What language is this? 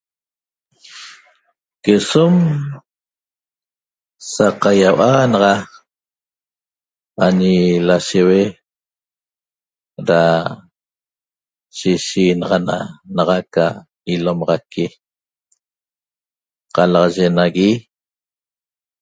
Toba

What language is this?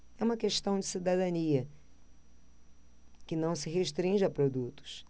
Portuguese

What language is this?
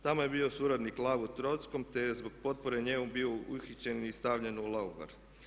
Croatian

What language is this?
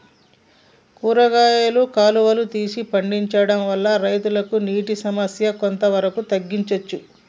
Telugu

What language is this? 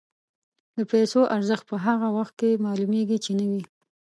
Pashto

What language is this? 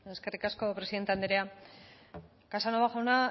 Basque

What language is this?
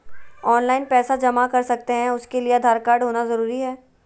Magahi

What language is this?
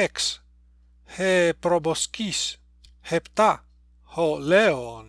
Greek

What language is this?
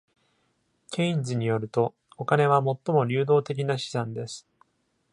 Japanese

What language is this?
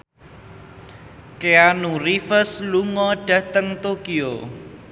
Javanese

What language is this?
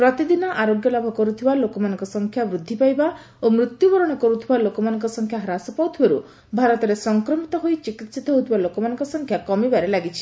Odia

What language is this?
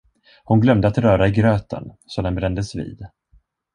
Swedish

